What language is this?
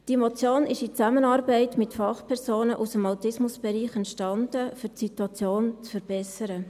Swiss German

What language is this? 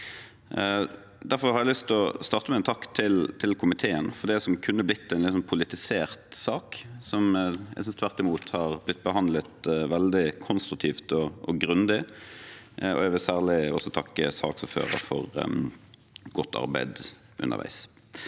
Norwegian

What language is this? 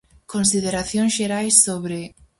Galician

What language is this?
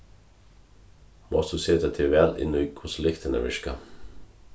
Faroese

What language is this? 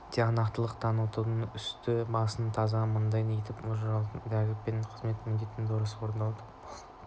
Kazakh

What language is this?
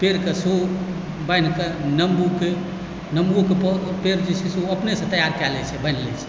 Maithili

